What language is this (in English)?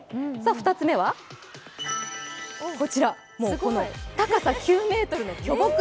Japanese